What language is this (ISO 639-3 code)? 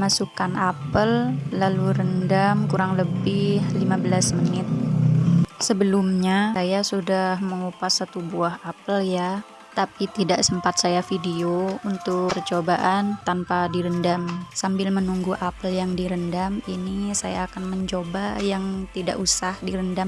ind